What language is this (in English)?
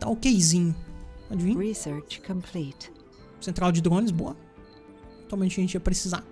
Portuguese